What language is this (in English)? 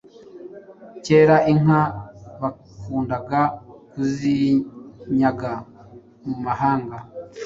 Kinyarwanda